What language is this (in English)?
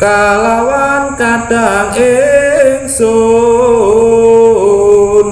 Indonesian